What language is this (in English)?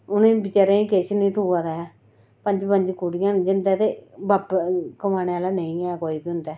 Dogri